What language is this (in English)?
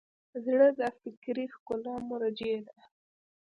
Pashto